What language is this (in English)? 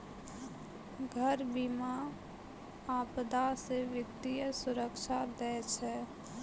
Maithili